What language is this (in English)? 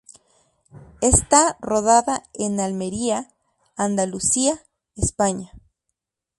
Spanish